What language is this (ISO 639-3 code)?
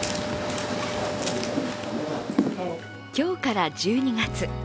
jpn